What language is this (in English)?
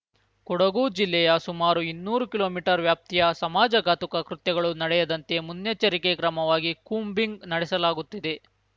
Kannada